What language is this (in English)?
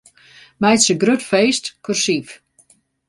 Western Frisian